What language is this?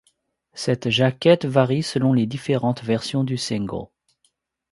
French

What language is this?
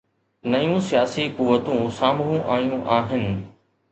Sindhi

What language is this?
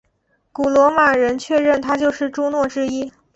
Chinese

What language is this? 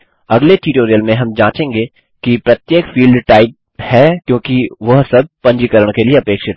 Hindi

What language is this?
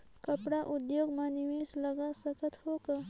Chhattisgarhi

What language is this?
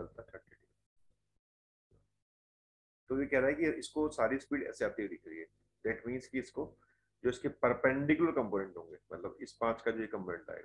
Hindi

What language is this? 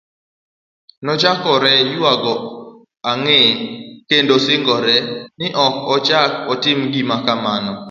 Luo (Kenya and Tanzania)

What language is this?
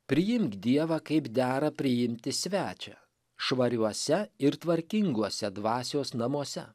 Lithuanian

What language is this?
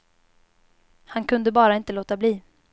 Swedish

